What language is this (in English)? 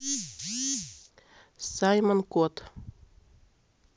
Russian